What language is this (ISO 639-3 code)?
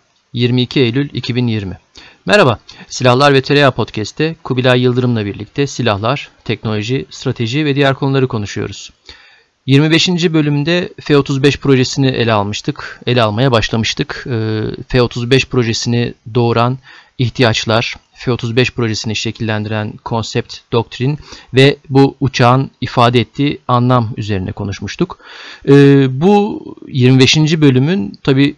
tur